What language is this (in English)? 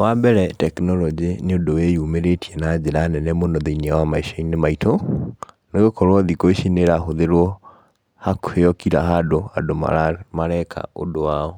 Kikuyu